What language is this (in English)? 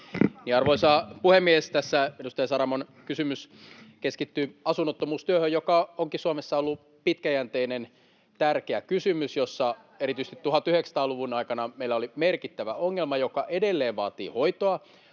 Finnish